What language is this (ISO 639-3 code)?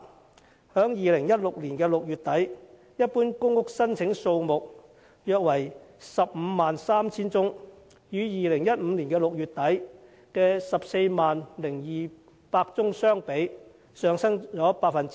yue